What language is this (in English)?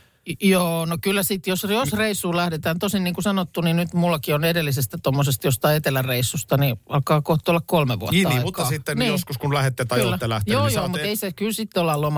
Finnish